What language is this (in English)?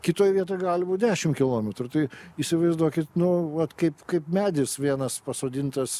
Lithuanian